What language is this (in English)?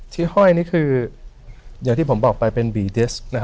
Thai